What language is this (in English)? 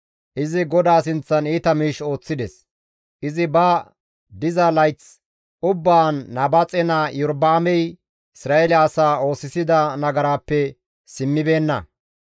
Gamo